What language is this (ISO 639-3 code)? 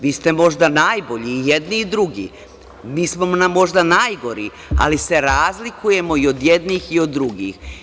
srp